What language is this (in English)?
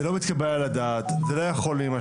Hebrew